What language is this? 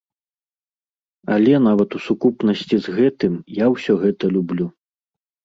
Belarusian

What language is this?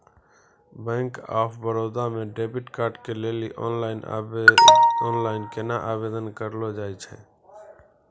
Maithili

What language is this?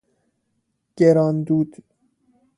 Persian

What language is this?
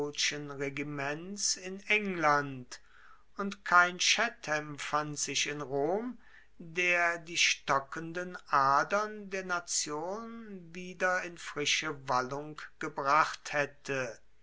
German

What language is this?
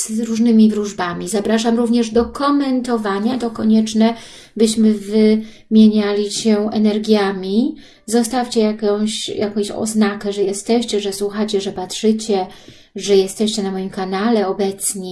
Polish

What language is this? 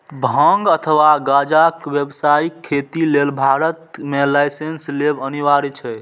Maithili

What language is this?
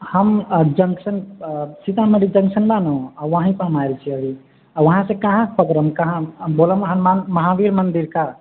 Maithili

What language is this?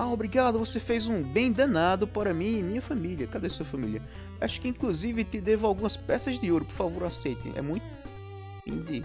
Portuguese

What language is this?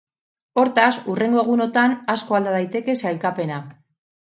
Basque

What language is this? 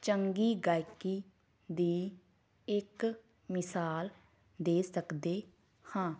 Punjabi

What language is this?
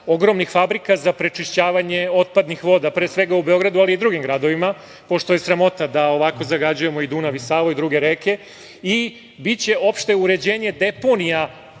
Serbian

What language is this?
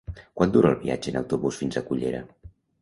Catalan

